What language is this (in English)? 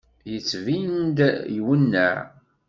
Kabyle